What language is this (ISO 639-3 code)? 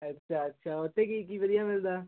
pan